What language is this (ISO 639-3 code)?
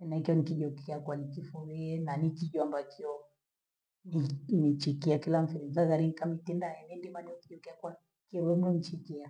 gwe